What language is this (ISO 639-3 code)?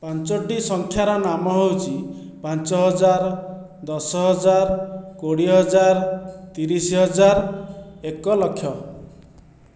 ori